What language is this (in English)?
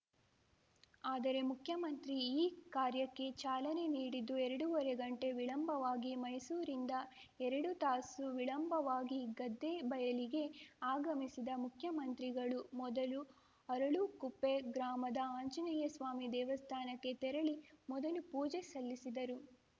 Kannada